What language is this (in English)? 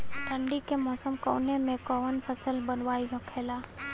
Bhojpuri